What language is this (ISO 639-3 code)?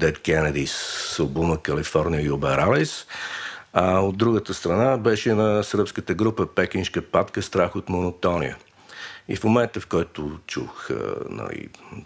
bul